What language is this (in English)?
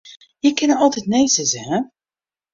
Western Frisian